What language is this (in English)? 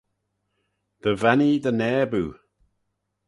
Manx